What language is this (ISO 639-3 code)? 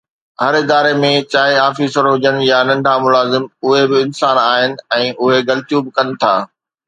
snd